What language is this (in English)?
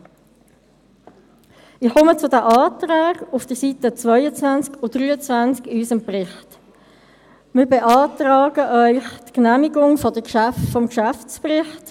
Swiss German